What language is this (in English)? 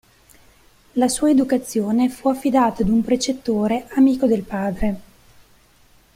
Italian